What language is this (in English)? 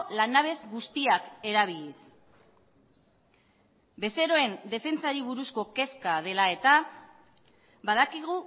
Basque